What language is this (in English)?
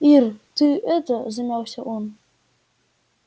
Russian